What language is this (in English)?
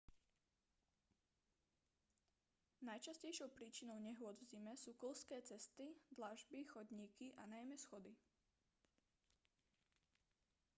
Slovak